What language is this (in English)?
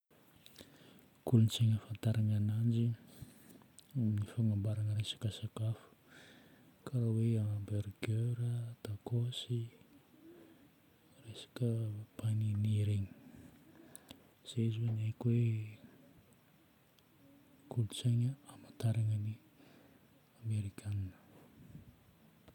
Northern Betsimisaraka Malagasy